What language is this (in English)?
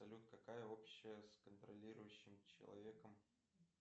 Russian